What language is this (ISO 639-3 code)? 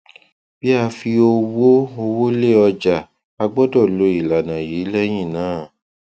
yor